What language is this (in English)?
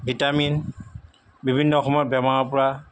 Assamese